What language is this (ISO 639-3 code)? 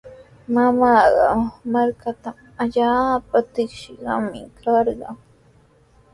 qws